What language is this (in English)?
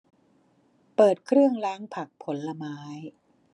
Thai